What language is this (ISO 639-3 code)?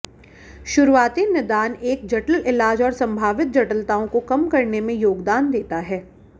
hin